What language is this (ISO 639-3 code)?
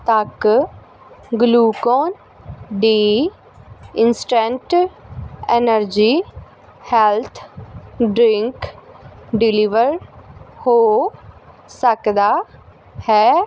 pan